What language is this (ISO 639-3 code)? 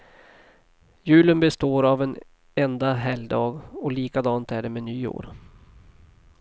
swe